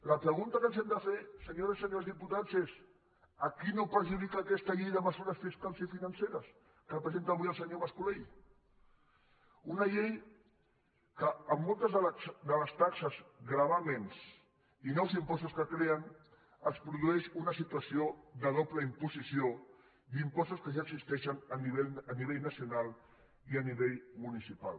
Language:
Catalan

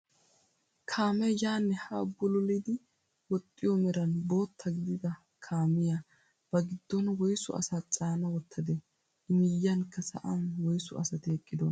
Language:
Wolaytta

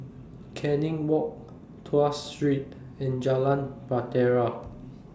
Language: English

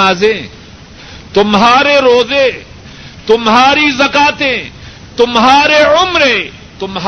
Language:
Urdu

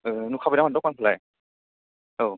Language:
Bodo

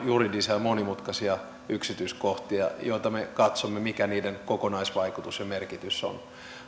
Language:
Finnish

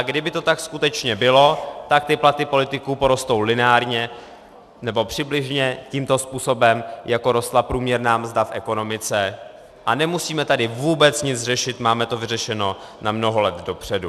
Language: Czech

